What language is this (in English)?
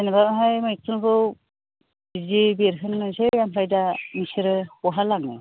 Bodo